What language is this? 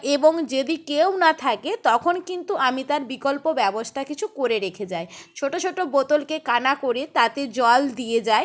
Bangla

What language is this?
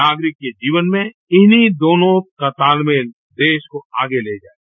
Hindi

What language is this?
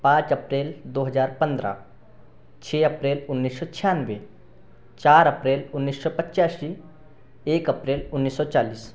Hindi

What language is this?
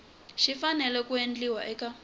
Tsonga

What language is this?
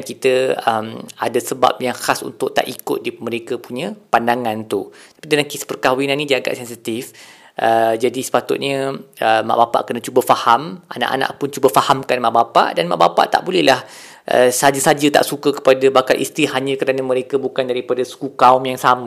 Malay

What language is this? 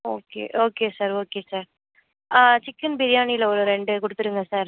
Tamil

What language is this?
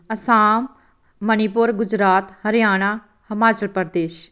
Punjabi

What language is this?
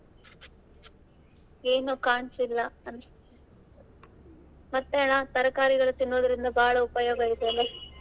Kannada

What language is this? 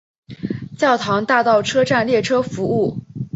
Chinese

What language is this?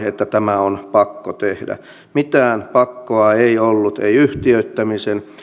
Finnish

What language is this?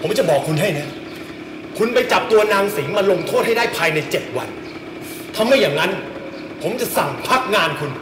Thai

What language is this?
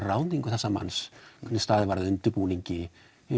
Icelandic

